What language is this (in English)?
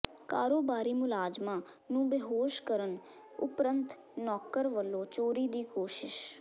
Punjabi